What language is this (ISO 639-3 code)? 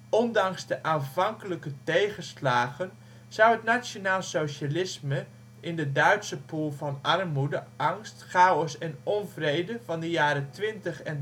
nld